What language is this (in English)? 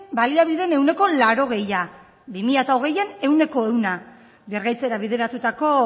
Basque